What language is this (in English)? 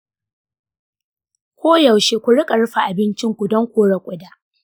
Hausa